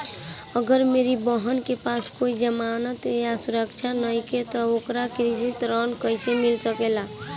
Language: Bhojpuri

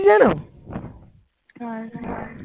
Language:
Bangla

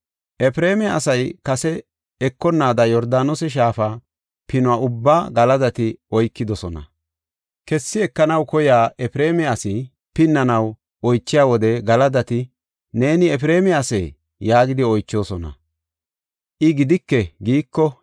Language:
Gofa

